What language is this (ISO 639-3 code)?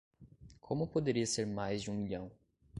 por